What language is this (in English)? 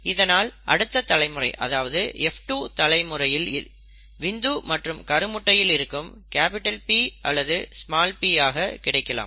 Tamil